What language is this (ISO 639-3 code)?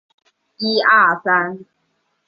zho